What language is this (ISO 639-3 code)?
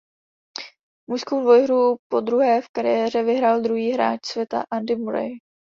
ces